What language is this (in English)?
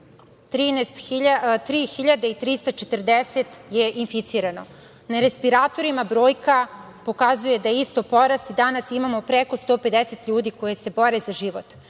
Serbian